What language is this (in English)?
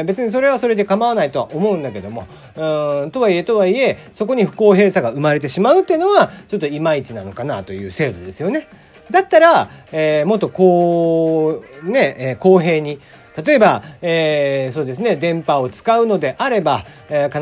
Japanese